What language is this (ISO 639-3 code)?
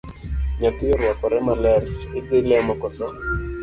luo